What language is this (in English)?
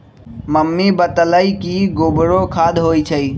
Magahi